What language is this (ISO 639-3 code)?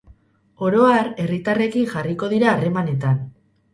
eus